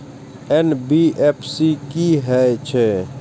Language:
Maithili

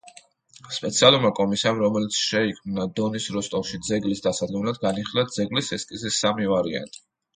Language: Georgian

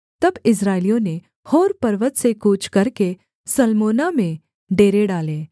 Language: Hindi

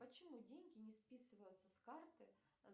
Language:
Russian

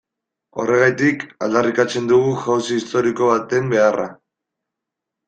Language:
Basque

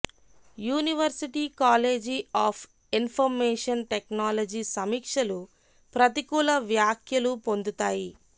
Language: Telugu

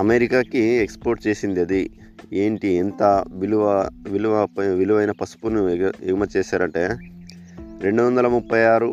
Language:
Telugu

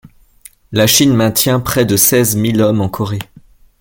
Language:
French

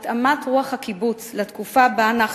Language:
Hebrew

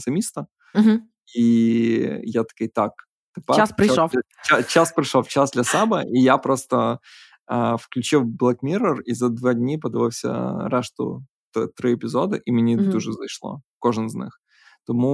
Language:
Ukrainian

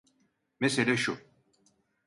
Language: Turkish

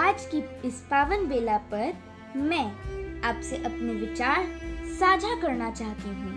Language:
Hindi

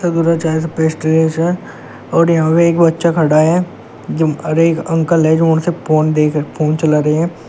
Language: Hindi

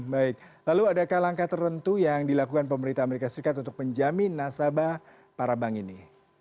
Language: Indonesian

